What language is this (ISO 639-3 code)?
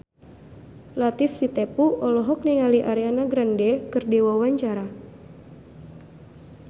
sun